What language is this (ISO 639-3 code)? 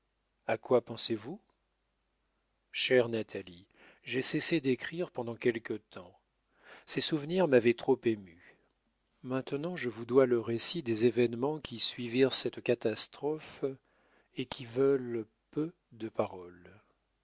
fra